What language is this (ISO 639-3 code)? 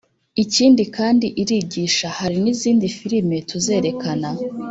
kin